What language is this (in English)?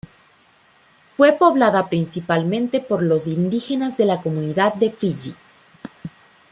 Spanish